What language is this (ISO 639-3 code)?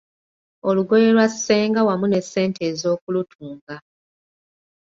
lug